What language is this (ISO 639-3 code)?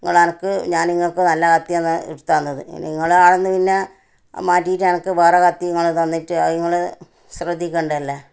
mal